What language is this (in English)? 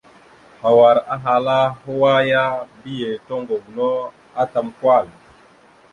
Mada (Cameroon)